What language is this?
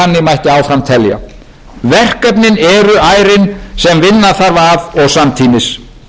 Icelandic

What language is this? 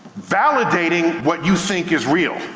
English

